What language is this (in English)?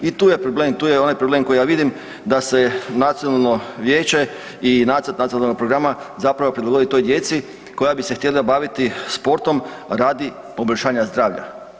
Croatian